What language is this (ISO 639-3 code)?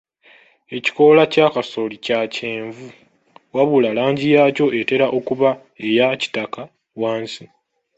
lug